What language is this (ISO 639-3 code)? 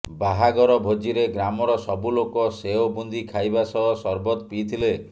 ori